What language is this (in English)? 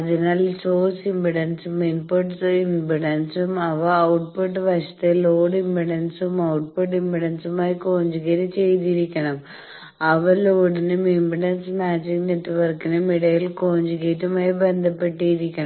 Malayalam